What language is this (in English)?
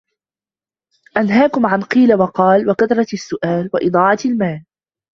Arabic